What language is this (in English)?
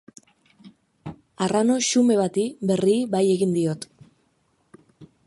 Basque